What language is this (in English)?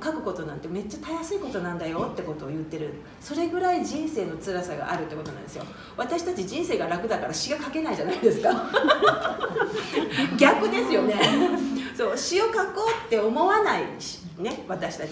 Japanese